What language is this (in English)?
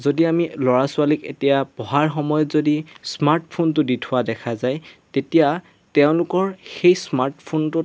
Assamese